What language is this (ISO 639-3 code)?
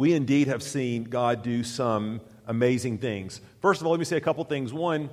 eng